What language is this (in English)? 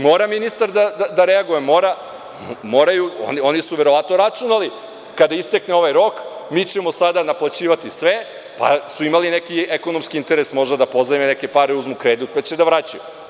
Serbian